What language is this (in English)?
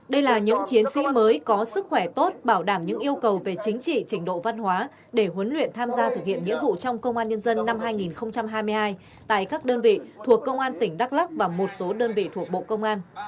Vietnamese